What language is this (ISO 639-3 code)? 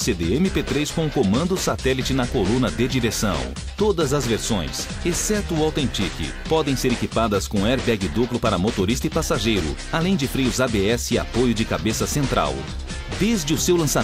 por